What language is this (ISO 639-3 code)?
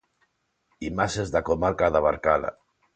glg